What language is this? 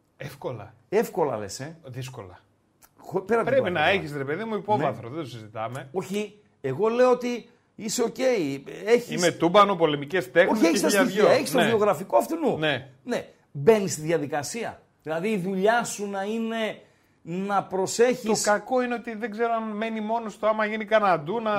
Greek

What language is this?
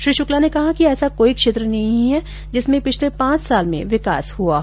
Hindi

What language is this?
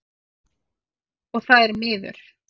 Icelandic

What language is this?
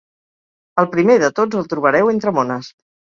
Catalan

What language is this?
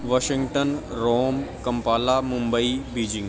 Punjabi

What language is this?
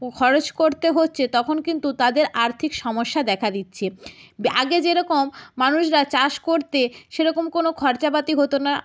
Bangla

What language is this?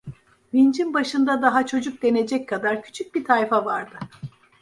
Turkish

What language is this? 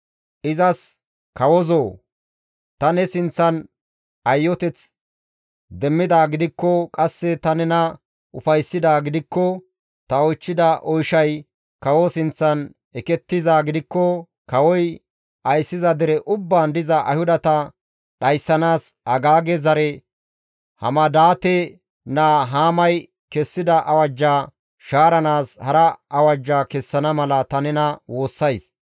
Gamo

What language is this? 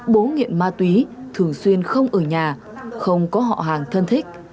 Vietnamese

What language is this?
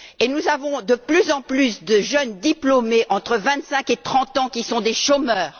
French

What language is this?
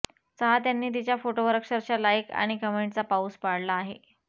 Marathi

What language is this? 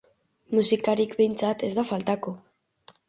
Basque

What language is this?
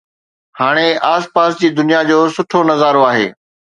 Sindhi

